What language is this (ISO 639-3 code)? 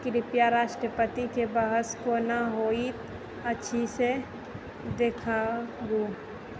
mai